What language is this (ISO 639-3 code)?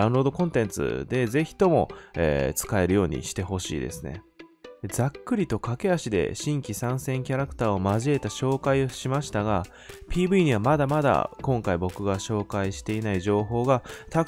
jpn